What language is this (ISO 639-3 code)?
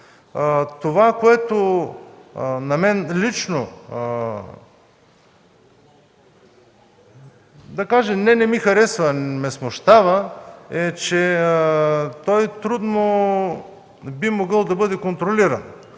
bul